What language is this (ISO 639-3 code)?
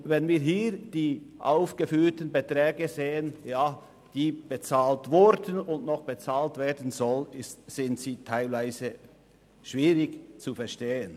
gsw